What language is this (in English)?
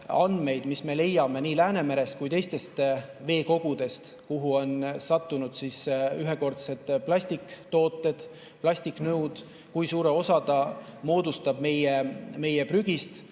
Estonian